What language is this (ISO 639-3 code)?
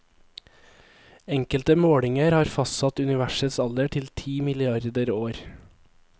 nor